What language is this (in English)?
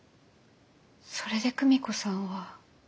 Japanese